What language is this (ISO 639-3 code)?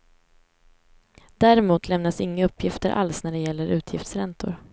swe